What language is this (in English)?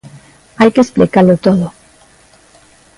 Galician